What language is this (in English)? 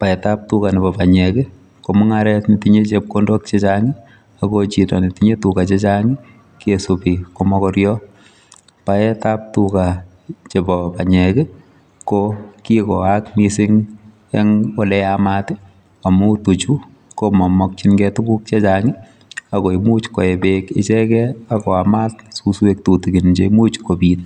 Kalenjin